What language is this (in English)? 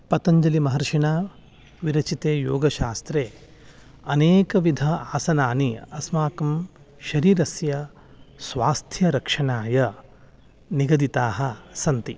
Sanskrit